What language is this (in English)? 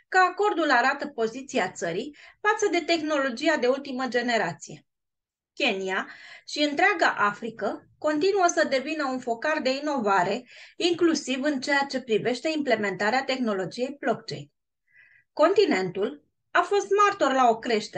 Romanian